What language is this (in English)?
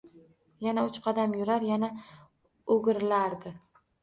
Uzbek